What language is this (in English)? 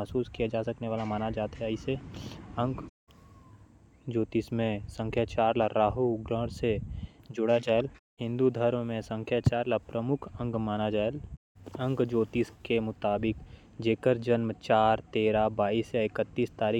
Korwa